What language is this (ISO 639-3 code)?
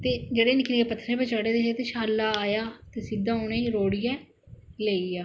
doi